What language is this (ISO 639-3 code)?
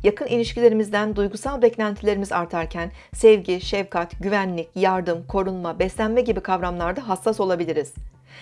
tur